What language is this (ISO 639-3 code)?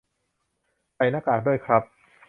tha